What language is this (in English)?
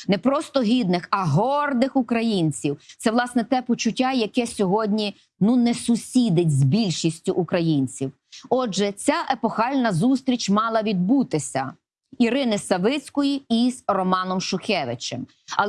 Ukrainian